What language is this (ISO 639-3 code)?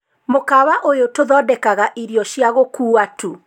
kik